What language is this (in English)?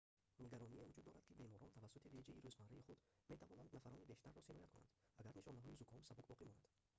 Tajik